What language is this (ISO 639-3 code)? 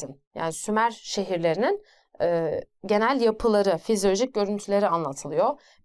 tur